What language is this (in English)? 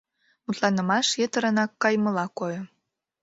Mari